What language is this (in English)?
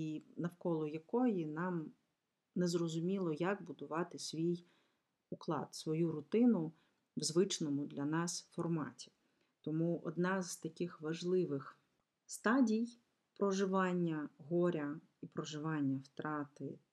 Ukrainian